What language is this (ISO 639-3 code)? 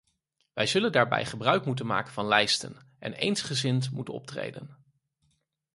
nld